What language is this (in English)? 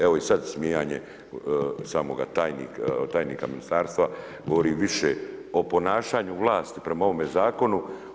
Croatian